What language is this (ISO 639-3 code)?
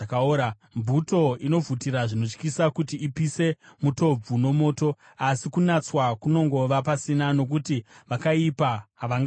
sna